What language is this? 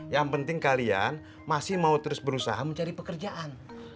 Indonesian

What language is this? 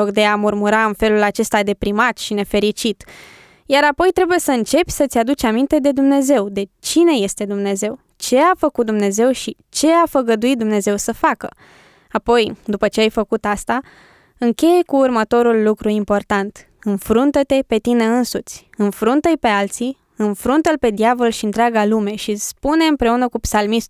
Romanian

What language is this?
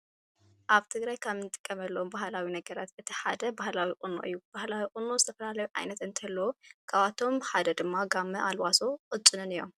Tigrinya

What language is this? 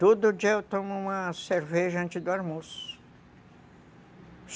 Portuguese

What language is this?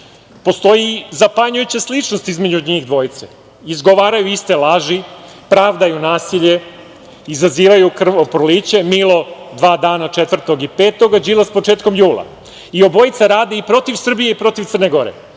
Serbian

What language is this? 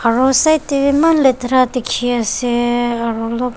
Naga Pidgin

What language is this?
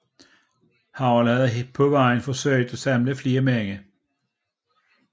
Danish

